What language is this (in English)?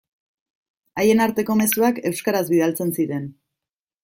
Basque